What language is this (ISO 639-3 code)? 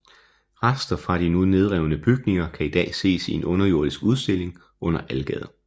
dan